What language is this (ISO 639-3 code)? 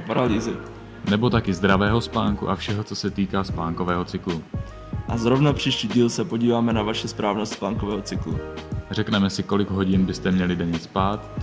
ces